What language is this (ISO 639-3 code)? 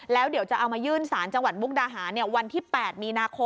tha